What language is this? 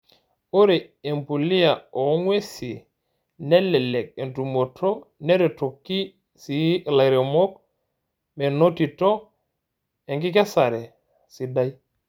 Masai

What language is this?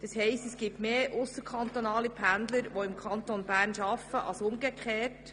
Swiss German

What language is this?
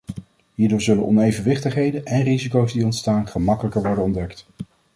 Dutch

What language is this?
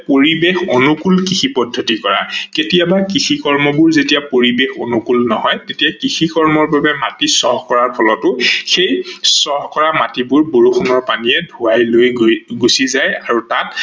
Assamese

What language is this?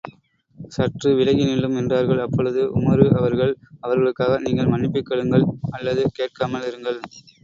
Tamil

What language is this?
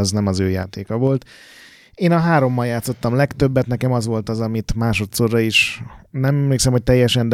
Hungarian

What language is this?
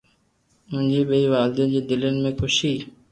Loarki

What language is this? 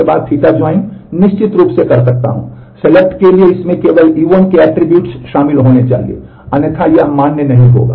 Hindi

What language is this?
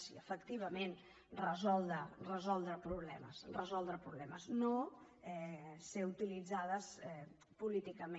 Catalan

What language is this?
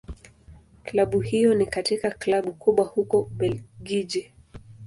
Swahili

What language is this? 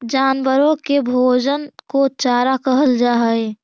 Magahi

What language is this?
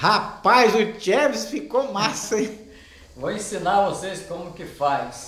Portuguese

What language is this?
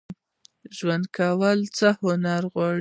Pashto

